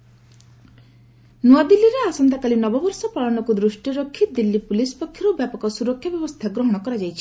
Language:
Odia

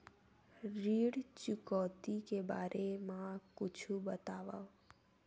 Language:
Chhattisgarhi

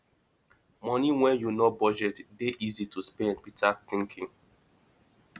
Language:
Nigerian Pidgin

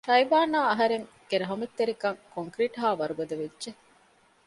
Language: Divehi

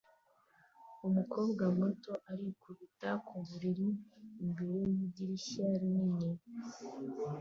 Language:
Kinyarwanda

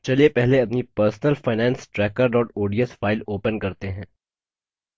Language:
Hindi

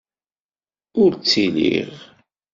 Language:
Kabyle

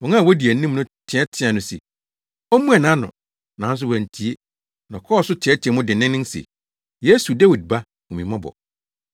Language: Akan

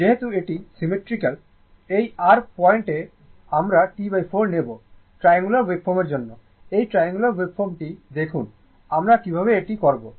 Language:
Bangla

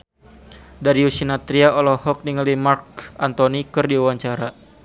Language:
Sundanese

